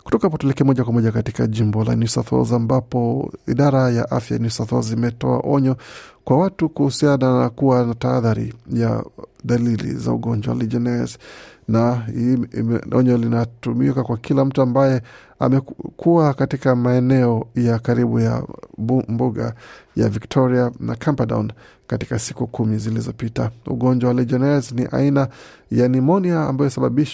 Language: Swahili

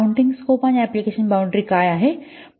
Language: Marathi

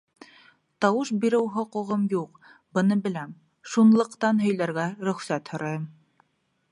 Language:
Bashkir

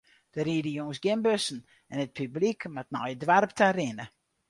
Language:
Western Frisian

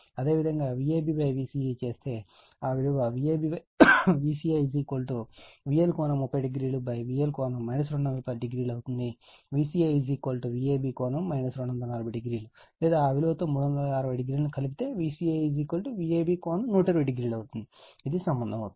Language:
Telugu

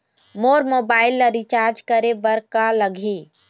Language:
Chhattisgarhi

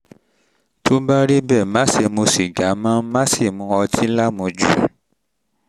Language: Yoruba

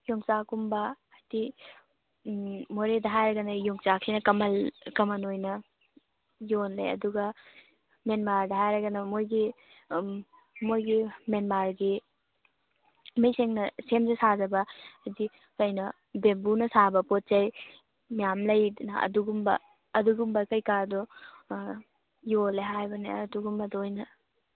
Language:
Manipuri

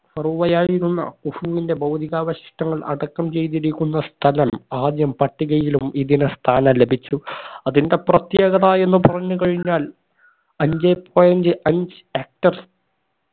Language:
Malayalam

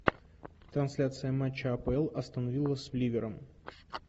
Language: Russian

